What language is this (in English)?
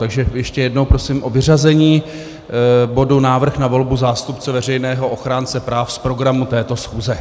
Czech